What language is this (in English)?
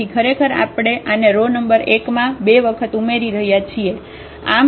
Gujarati